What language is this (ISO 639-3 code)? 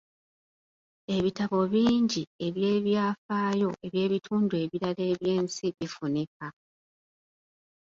lug